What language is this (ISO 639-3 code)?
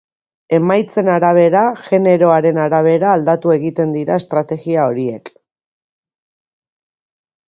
eus